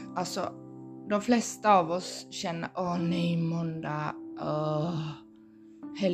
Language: Swedish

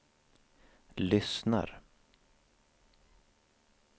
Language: Swedish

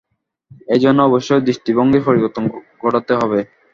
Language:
Bangla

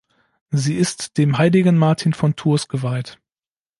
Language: German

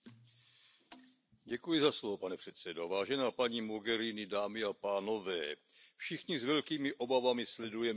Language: Czech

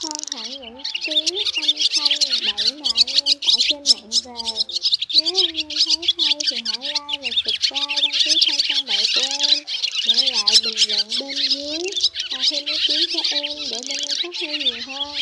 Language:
Vietnamese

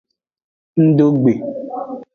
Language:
Aja (Benin)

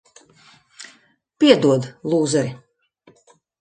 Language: Latvian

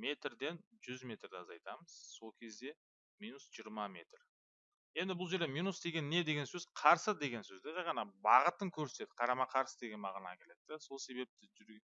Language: Turkish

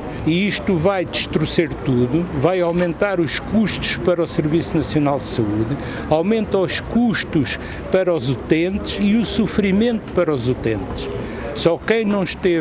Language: Portuguese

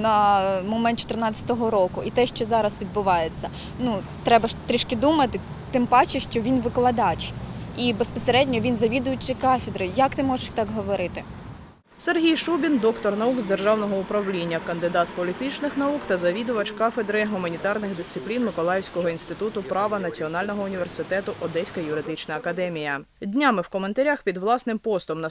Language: Ukrainian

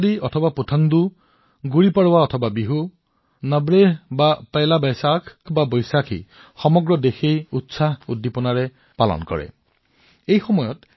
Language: Assamese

